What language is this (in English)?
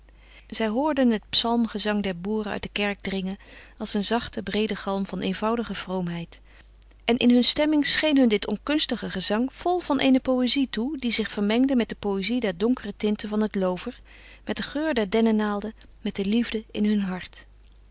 Dutch